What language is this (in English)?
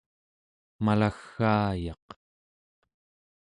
Central Yupik